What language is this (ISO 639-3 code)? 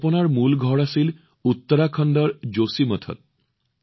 asm